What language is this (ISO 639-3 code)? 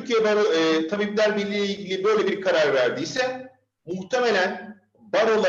tur